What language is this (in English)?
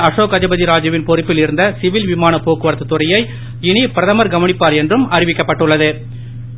Tamil